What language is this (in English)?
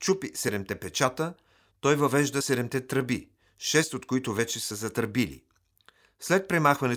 Bulgarian